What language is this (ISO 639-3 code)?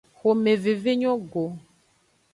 ajg